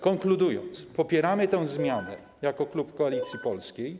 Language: Polish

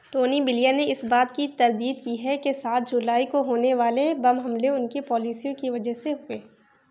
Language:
Urdu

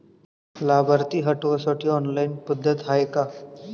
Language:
Marathi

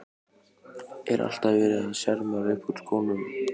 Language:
Icelandic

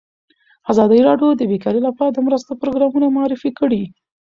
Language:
Pashto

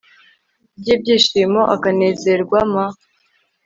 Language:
Kinyarwanda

